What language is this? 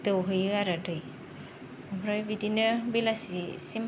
Bodo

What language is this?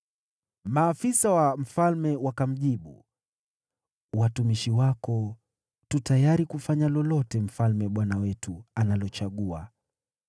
Swahili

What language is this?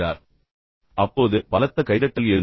Tamil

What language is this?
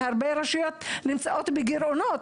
Hebrew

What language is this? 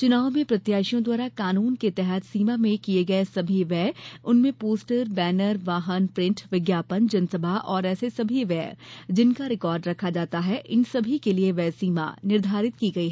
Hindi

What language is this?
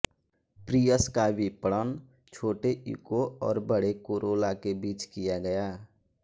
Hindi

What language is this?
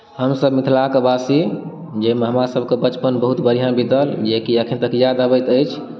Maithili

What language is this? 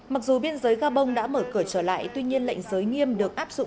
Vietnamese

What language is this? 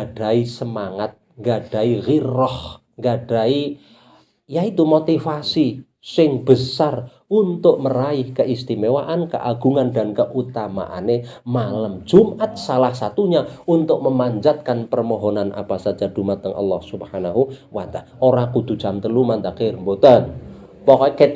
Indonesian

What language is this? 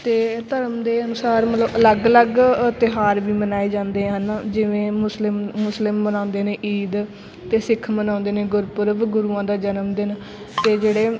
Punjabi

